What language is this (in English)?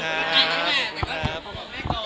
Thai